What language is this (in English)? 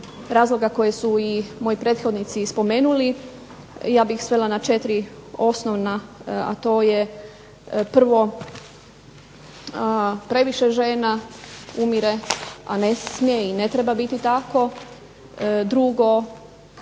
Croatian